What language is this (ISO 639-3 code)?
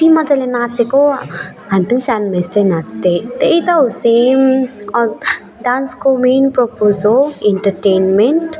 nep